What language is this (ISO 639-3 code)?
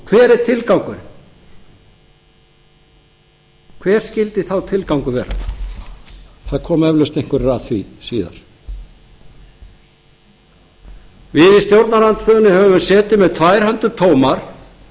isl